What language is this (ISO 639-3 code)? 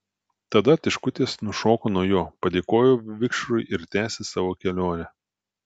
lit